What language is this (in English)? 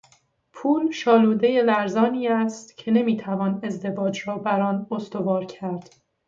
Persian